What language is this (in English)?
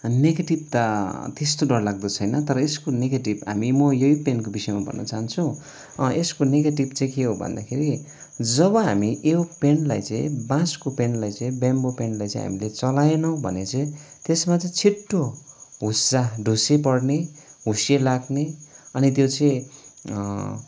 Nepali